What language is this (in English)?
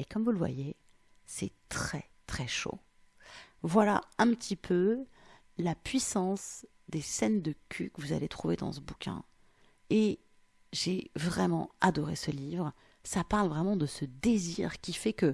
French